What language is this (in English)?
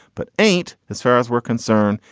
English